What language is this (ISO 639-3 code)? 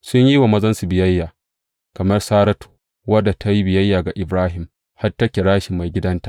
hau